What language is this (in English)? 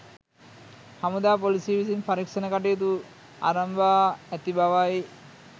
Sinhala